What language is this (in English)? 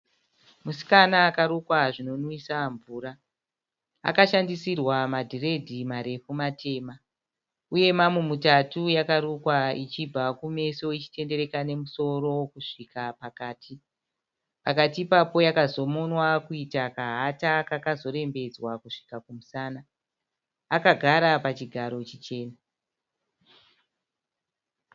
Shona